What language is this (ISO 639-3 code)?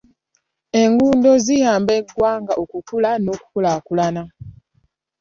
lug